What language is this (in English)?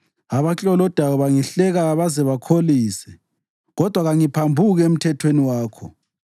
North Ndebele